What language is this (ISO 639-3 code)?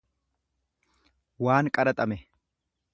orm